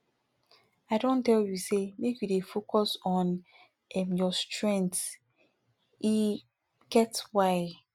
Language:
Nigerian Pidgin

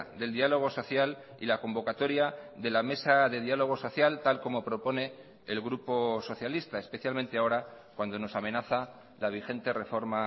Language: Spanish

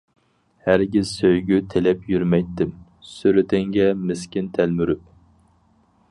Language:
Uyghur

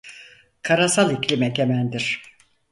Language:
Turkish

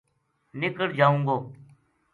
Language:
Gujari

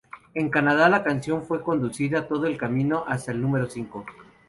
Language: Spanish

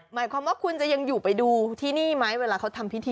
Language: Thai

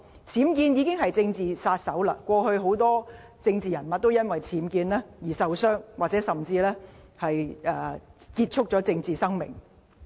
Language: Cantonese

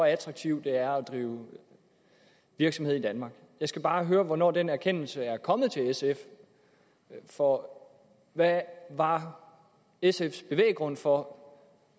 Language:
Danish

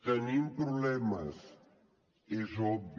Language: Catalan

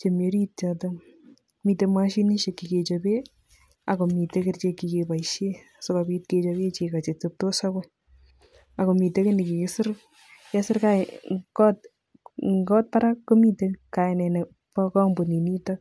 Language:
Kalenjin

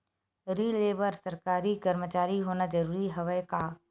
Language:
Chhattisgarhi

